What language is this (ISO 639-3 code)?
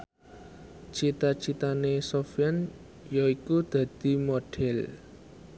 jav